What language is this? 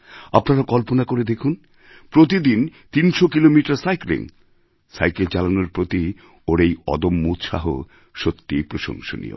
Bangla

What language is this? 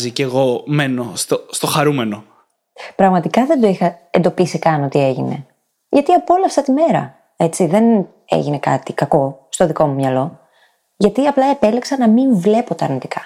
Greek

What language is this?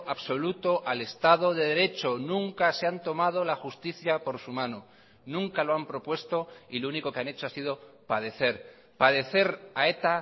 Spanish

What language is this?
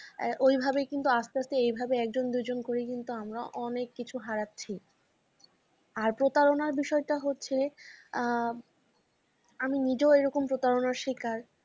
Bangla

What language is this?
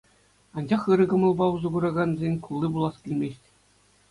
Chuvash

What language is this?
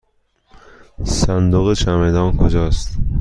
Persian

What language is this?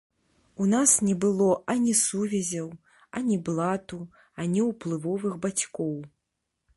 Belarusian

